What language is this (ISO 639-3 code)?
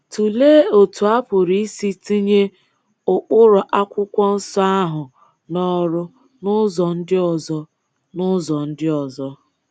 ibo